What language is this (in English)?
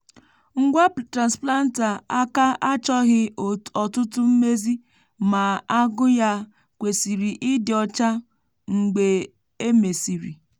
Igbo